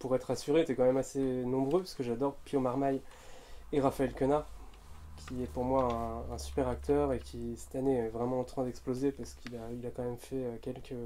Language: French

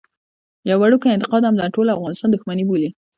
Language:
Pashto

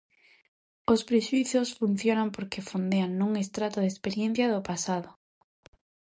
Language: Galician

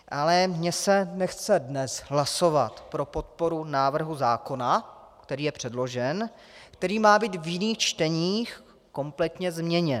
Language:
Czech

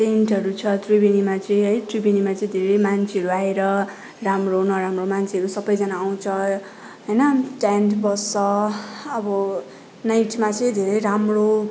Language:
Nepali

